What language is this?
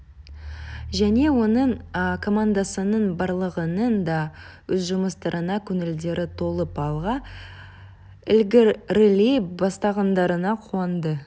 Kazakh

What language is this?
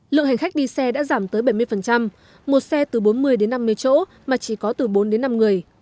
Vietnamese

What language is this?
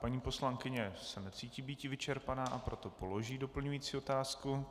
Czech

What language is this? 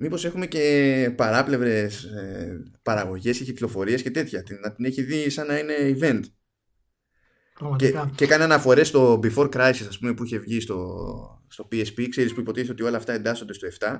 Greek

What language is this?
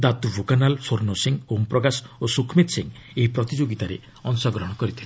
Odia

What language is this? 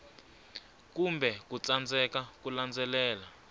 Tsonga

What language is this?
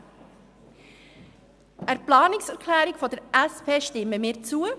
Swiss German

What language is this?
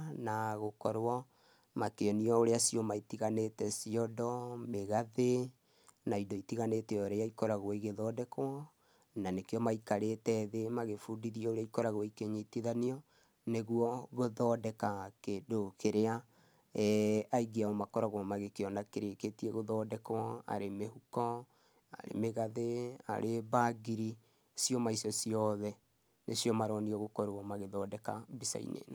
Kikuyu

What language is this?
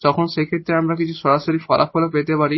Bangla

